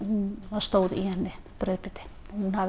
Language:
Icelandic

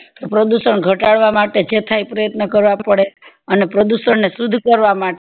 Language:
Gujarati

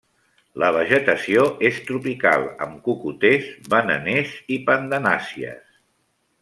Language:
Catalan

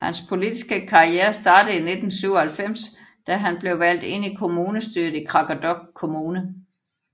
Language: Danish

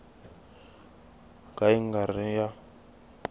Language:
Tsonga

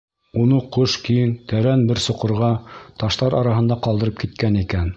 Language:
Bashkir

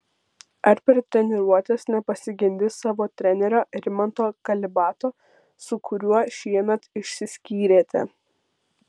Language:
Lithuanian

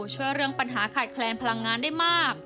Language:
Thai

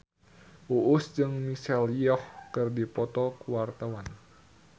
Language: Sundanese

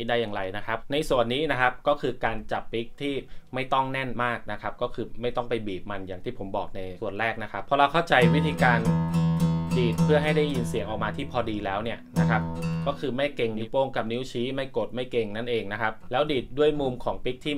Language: Thai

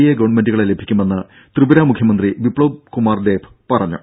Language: Malayalam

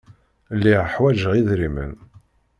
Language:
Kabyle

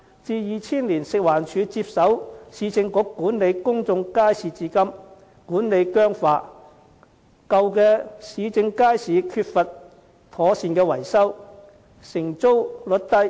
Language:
Cantonese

